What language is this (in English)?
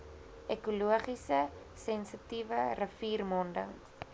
Afrikaans